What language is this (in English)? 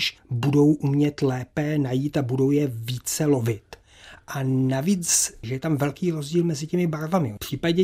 Czech